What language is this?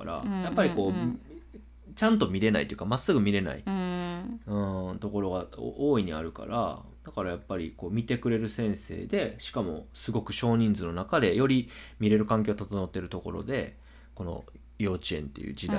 Japanese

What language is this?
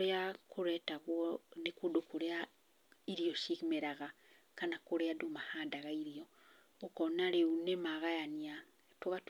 Kikuyu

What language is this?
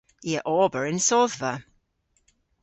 Cornish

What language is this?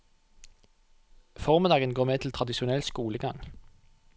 Norwegian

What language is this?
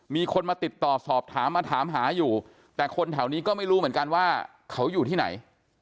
Thai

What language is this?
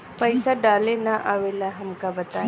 Bhojpuri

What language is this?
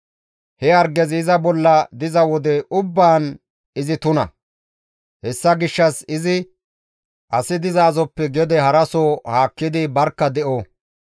Gamo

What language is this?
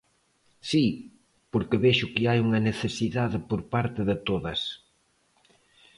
Galician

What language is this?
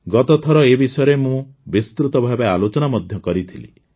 Odia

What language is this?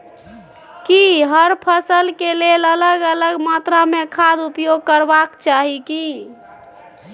Maithili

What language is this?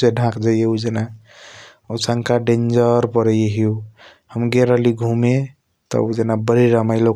Kochila Tharu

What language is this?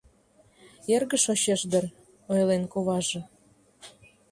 Mari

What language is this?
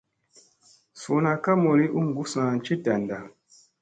Musey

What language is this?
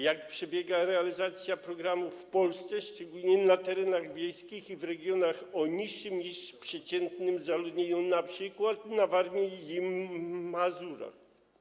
Polish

